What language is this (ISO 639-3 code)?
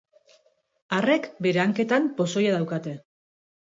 eus